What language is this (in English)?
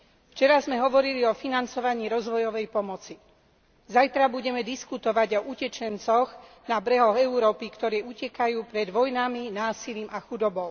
Slovak